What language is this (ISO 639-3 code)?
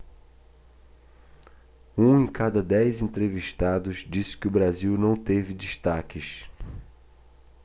por